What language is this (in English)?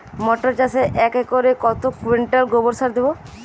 Bangla